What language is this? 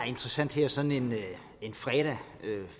Danish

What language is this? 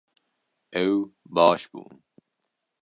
Kurdish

